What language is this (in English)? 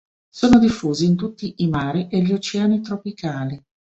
Italian